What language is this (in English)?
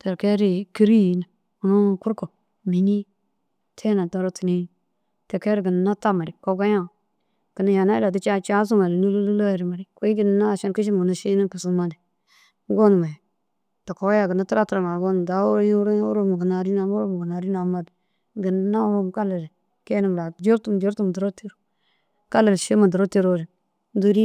Dazaga